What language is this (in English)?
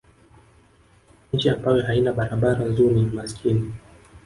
Swahili